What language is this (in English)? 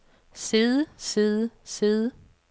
Danish